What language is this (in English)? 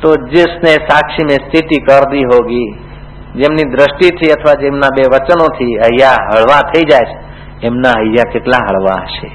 Hindi